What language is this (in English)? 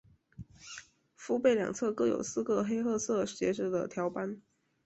Chinese